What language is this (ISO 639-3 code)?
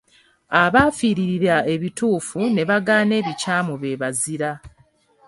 lug